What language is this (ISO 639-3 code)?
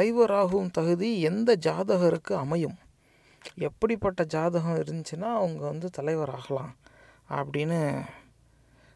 tam